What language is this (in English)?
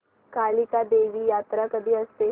Marathi